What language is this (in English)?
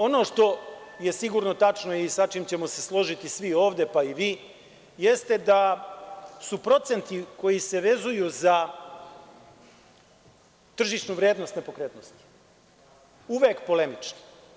Serbian